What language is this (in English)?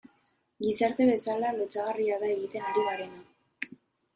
Basque